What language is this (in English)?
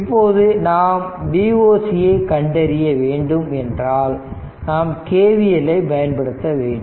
Tamil